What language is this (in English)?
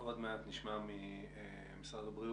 Hebrew